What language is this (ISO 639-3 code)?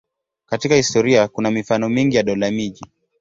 swa